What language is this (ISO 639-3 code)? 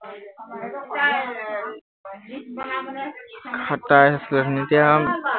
asm